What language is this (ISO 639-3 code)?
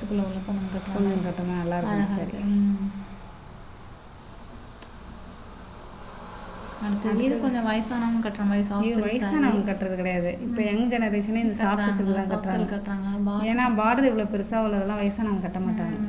tur